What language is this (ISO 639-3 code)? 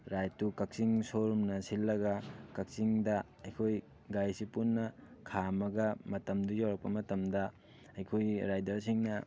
mni